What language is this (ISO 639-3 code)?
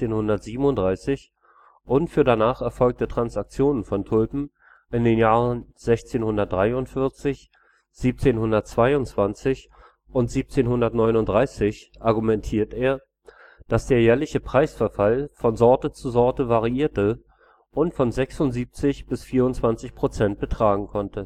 deu